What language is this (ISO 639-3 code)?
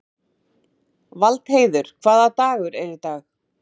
isl